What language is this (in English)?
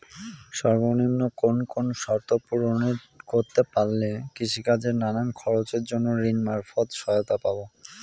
Bangla